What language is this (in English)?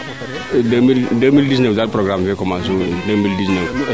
Serer